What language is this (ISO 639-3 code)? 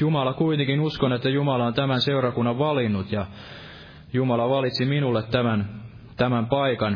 fin